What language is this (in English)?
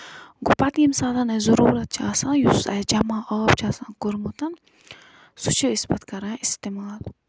Kashmiri